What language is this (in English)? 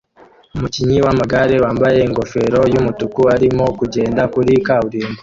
Kinyarwanda